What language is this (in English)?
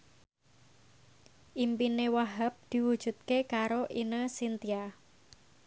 Javanese